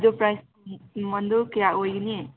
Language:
Manipuri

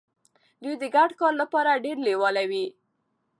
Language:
Pashto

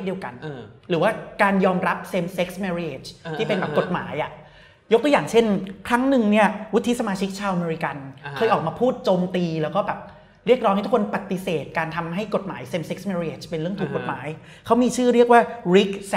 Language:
Thai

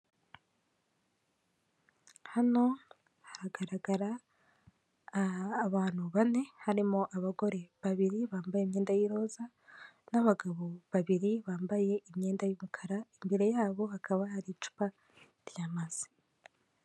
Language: Kinyarwanda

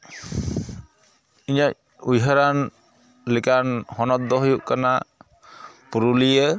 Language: Santali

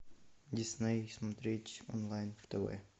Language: Russian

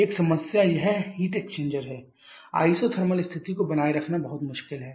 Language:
Hindi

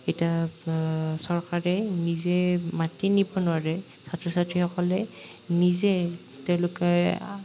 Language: Assamese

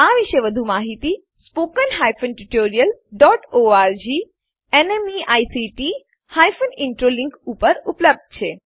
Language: Gujarati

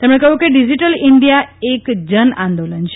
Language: Gujarati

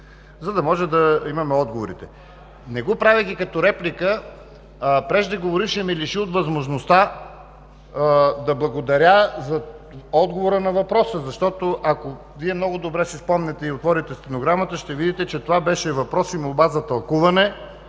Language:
Bulgarian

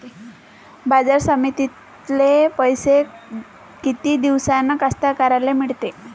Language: Marathi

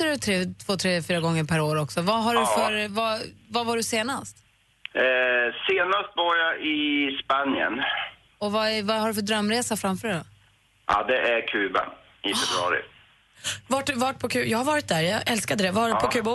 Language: Swedish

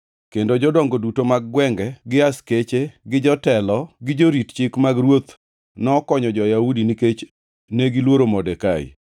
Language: Luo (Kenya and Tanzania)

